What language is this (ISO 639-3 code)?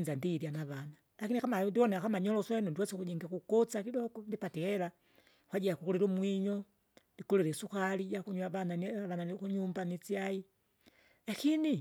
zga